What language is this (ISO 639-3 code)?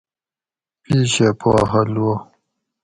gwc